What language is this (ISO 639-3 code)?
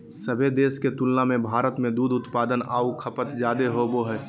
mag